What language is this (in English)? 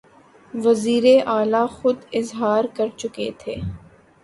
Urdu